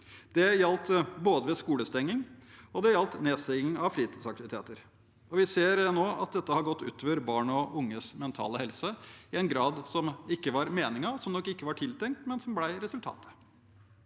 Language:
Norwegian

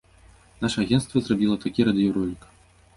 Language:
Belarusian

